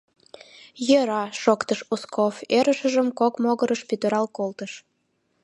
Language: Mari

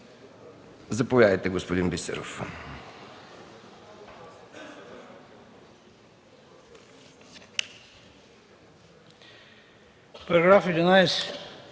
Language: Bulgarian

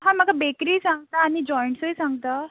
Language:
Konkani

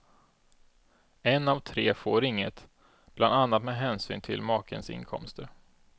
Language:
Swedish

